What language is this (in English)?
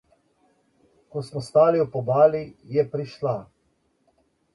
Slovenian